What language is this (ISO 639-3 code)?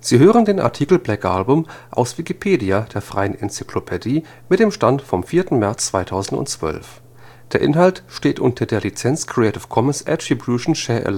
deu